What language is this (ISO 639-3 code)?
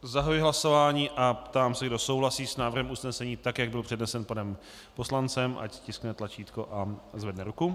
ces